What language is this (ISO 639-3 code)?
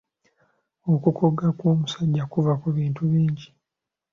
lug